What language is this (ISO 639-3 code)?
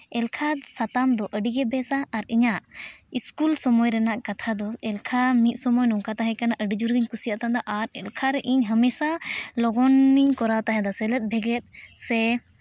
sat